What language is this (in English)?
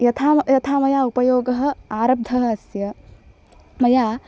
Sanskrit